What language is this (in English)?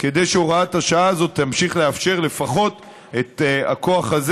Hebrew